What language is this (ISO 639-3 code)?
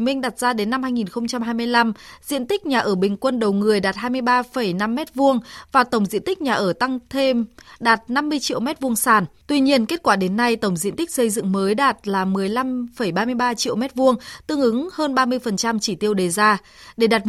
vie